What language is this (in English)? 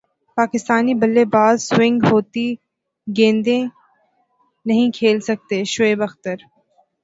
Urdu